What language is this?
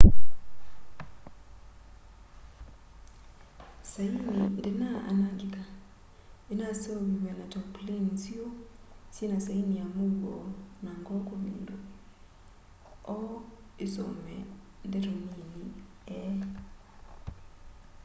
Kamba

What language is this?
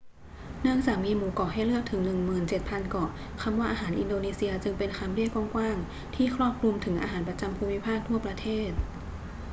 Thai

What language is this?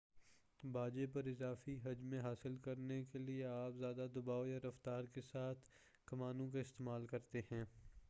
Urdu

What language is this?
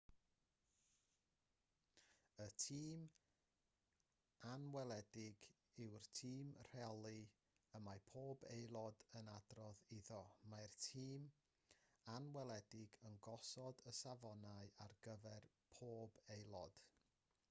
Welsh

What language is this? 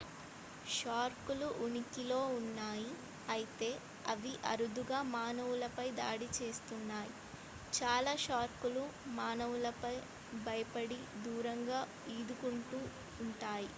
Telugu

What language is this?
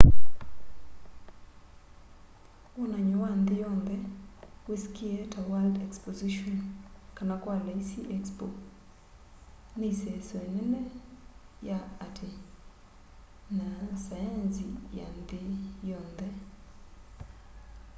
Kamba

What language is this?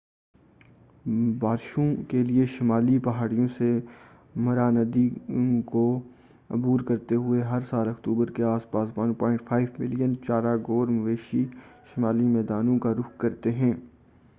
Urdu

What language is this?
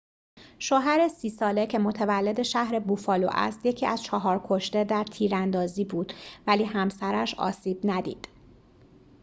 Persian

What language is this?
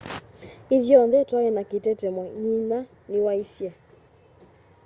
Kamba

